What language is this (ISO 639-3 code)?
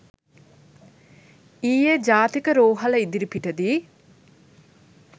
sin